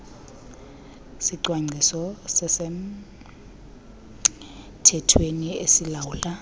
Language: Xhosa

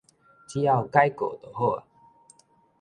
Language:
Min Nan Chinese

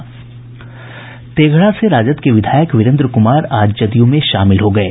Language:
Hindi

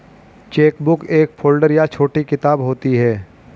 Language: Hindi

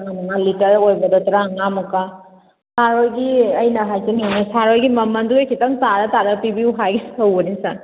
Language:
Manipuri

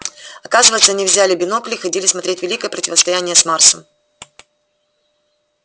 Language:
Russian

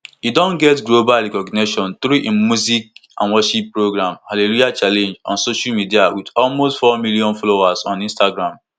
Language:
Nigerian Pidgin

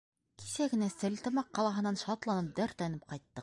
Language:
Bashkir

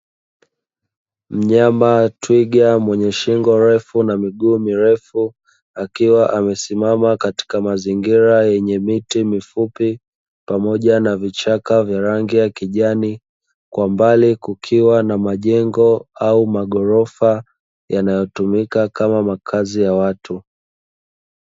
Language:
Swahili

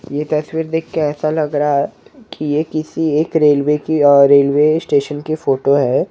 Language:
Hindi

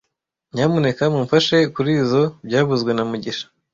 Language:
Kinyarwanda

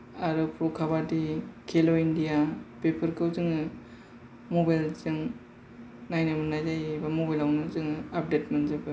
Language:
Bodo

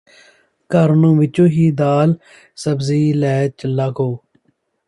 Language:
Punjabi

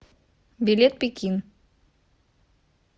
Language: Russian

